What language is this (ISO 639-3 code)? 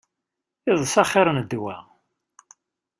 kab